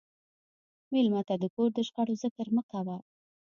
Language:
Pashto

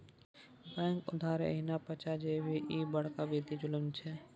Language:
Maithili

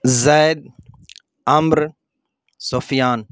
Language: Urdu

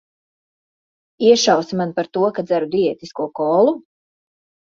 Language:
Latvian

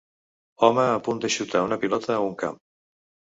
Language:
Catalan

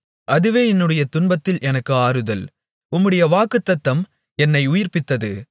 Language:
Tamil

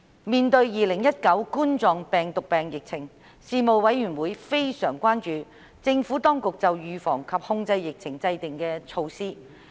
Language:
Cantonese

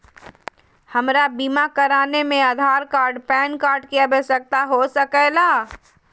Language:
Magahi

